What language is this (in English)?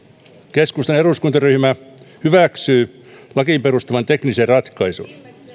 Finnish